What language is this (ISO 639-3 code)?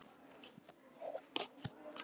isl